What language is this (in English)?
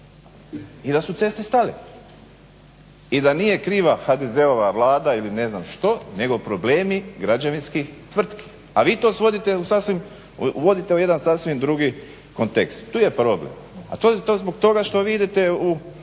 Croatian